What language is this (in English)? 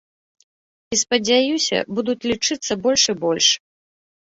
Belarusian